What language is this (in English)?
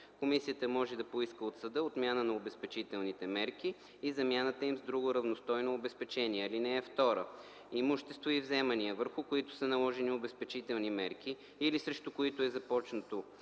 Bulgarian